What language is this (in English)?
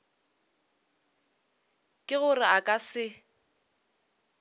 Northern Sotho